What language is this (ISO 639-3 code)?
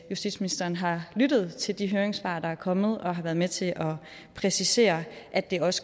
dan